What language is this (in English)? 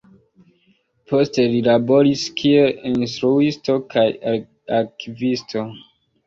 Esperanto